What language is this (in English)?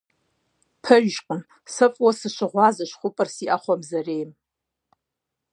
Kabardian